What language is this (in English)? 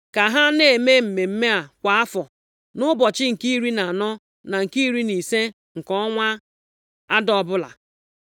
Igbo